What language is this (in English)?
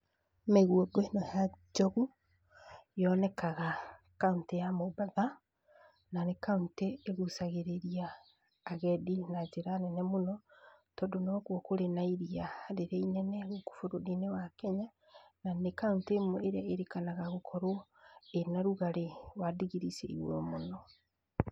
Kikuyu